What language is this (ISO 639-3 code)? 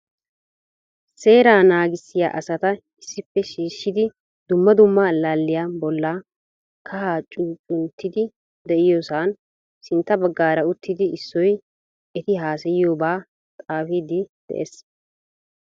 wal